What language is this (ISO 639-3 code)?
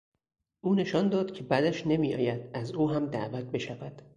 fas